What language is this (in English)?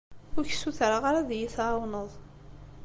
Kabyle